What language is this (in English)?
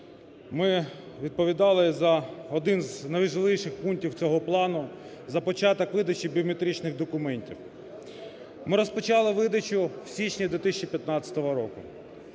Ukrainian